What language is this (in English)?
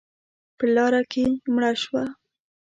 Pashto